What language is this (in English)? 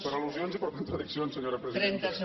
Catalan